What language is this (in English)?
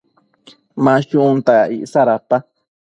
Matsés